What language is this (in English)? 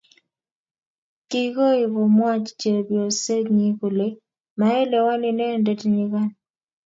Kalenjin